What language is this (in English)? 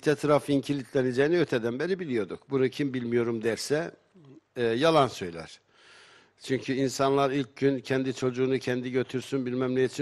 Turkish